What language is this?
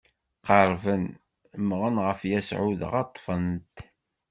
Kabyle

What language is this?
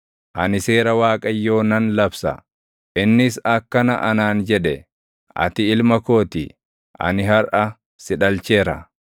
Oromo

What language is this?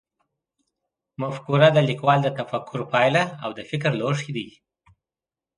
Pashto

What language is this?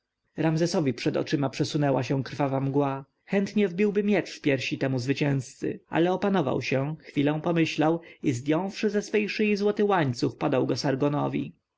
Polish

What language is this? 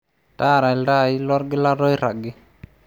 Masai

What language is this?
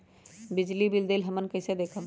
Magahi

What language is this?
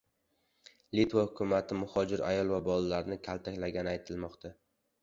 Uzbek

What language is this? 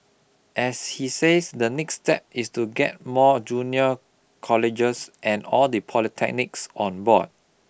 English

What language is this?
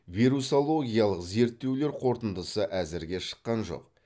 Kazakh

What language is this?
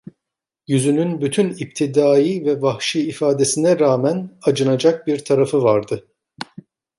Turkish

